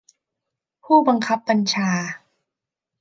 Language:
Thai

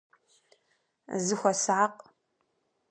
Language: Kabardian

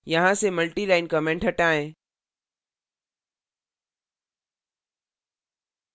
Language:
Hindi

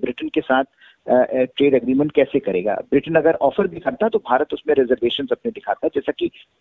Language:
Hindi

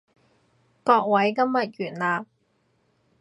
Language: Cantonese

